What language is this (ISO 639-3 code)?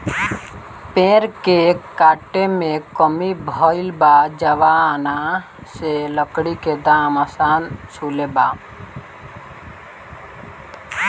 bho